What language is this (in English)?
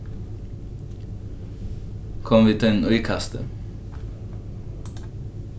Faroese